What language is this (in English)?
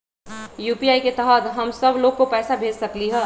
Magahi